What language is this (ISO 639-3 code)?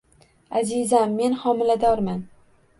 uzb